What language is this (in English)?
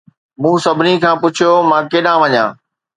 Sindhi